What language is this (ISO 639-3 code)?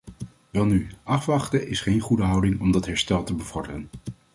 nld